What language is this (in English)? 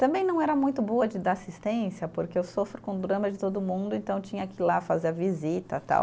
Portuguese